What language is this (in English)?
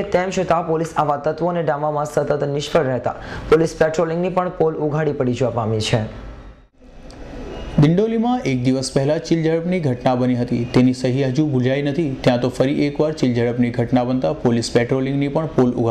Hindi